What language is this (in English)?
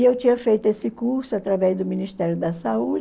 Portuguese